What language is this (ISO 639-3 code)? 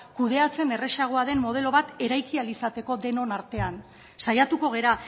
eus